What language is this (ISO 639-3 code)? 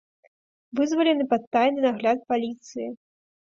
bel